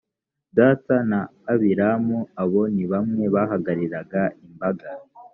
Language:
Kinyarwanda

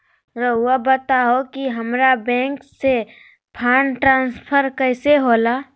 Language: Magahi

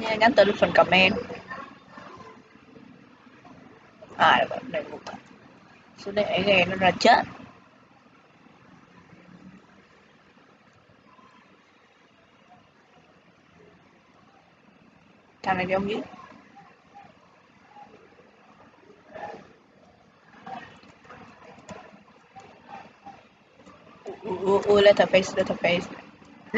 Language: Vietnamese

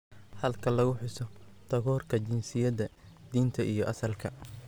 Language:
Somali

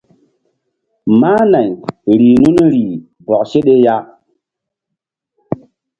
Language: Mbum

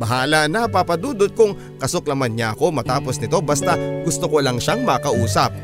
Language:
Filipino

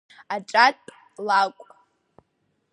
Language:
Abkhazian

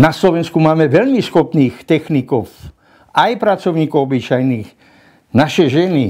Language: Slovak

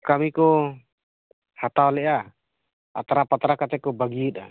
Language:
Santali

